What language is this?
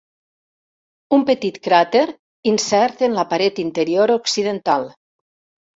Catalan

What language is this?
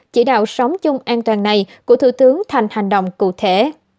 Vietnamese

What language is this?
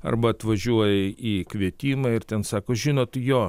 Lithuanian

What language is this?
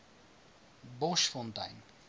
Afrikaans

